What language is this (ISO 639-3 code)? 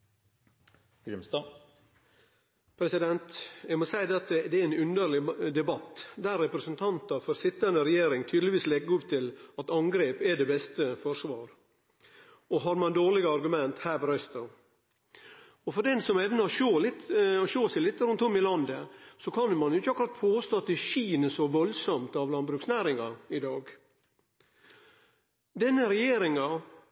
nor